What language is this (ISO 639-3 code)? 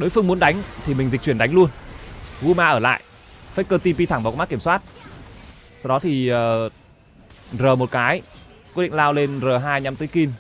vie